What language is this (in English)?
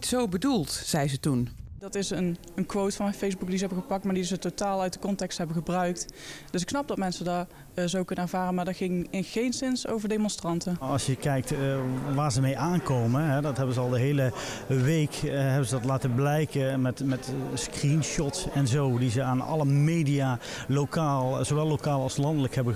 Dutch